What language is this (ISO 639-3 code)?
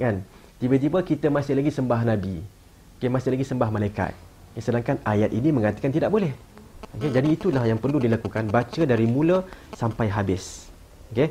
msa